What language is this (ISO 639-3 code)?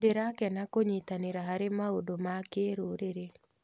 kik